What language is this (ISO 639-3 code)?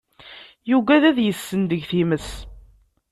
kab